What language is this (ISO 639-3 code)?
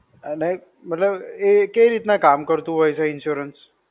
guj